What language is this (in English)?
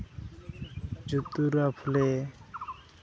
Santali